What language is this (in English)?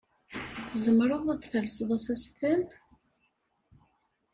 Kabyle